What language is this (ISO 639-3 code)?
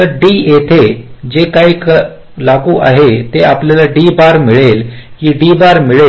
mar